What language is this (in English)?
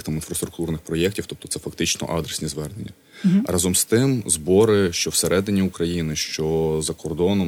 Ukrainian